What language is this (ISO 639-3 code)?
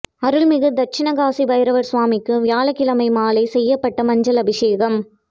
tam